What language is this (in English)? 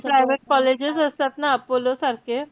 Marathi